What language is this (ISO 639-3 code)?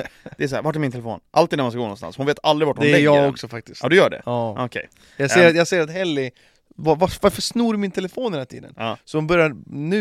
swe